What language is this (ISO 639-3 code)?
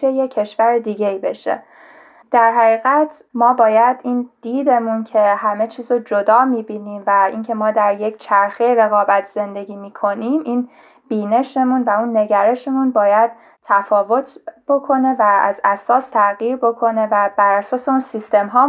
fas